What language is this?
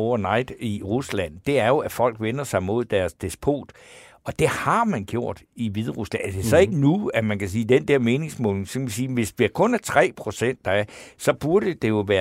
Danish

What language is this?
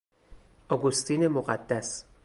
Persian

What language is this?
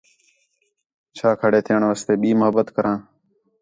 Khetrani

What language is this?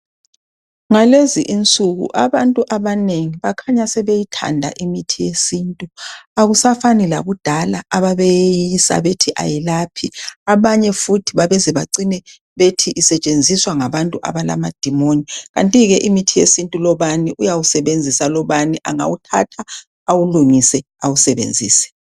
North Ndebele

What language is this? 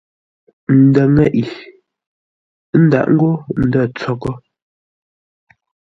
Ngombale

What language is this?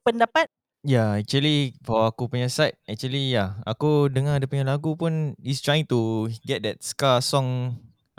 Malay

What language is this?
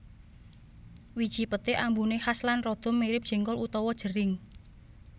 Javanese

